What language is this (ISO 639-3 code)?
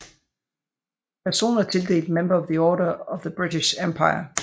dan